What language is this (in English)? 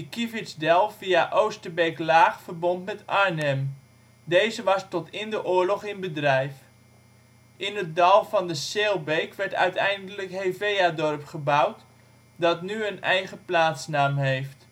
Dutch